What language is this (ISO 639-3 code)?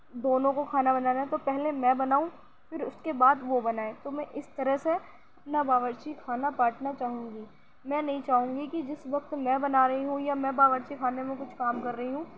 urd